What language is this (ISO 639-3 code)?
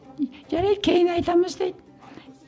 kaz